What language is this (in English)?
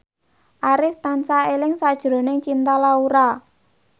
Javanese